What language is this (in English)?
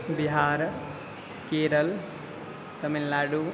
Sanskrit